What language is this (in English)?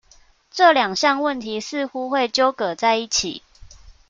Chinese